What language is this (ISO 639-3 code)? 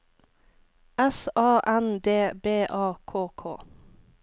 nor